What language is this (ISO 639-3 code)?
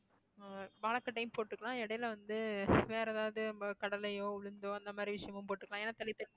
tam